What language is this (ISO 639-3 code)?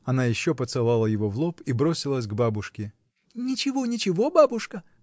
rus